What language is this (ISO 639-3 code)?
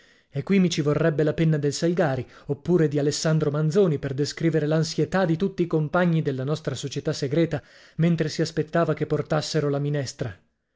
ita